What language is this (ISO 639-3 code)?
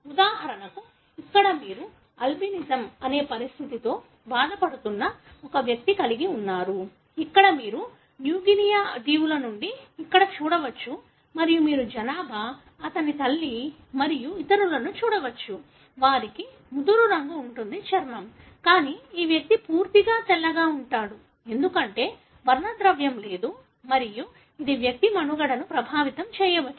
tel